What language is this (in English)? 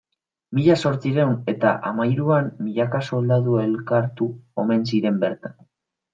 Basque